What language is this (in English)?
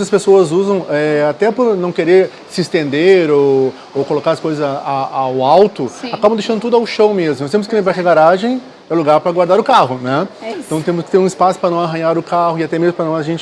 Portuguese